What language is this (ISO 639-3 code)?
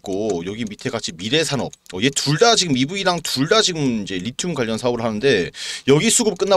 kor